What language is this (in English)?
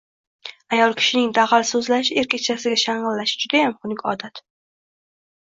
Uzbek